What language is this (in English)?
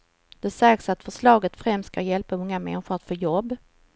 Swedish